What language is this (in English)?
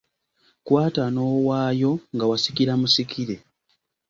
Ganda